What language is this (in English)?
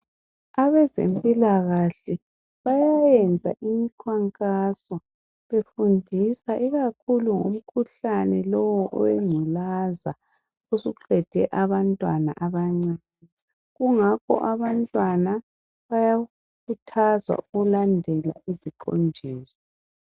North Ndebele